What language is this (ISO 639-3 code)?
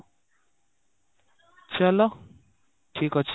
ori